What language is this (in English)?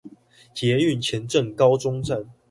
Chinese